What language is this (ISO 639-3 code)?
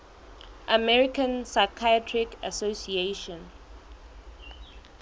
sot